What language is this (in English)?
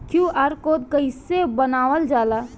Bhojpuri